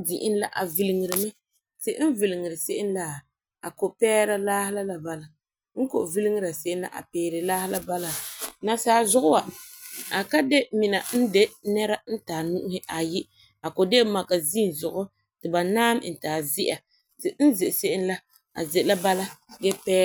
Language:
Frafra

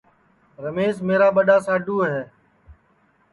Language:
Sansi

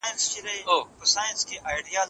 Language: Pashto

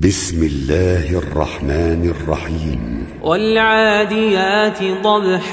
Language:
Arabic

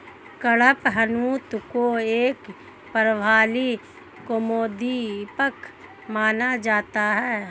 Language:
Hindi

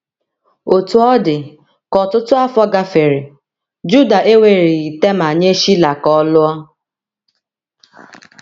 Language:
Igbo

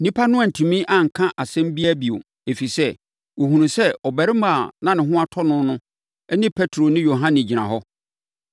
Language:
Akan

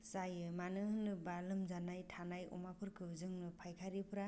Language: Bodo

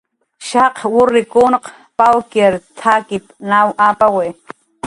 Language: Jaqaru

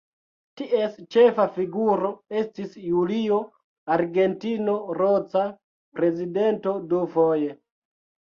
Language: Esperanto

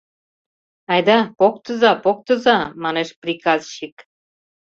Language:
Mari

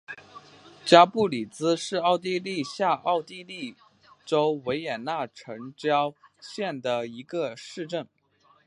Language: Chinese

